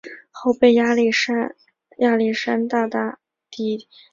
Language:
Chinese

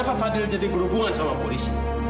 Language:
Indonesian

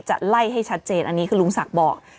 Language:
Thai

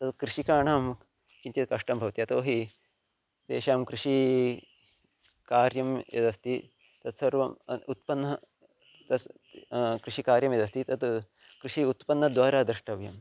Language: Sanskrit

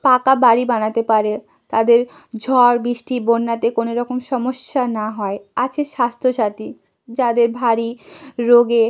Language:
Bangla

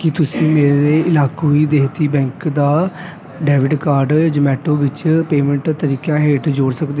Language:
Punjabi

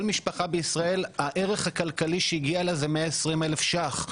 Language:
Hebrew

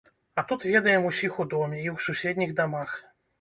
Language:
Belarusian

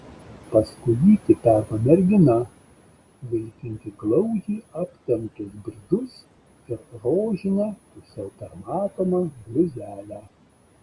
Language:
Lithuanian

